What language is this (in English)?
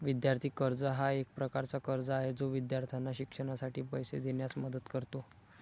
Marathi